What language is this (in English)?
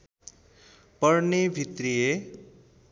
Nepali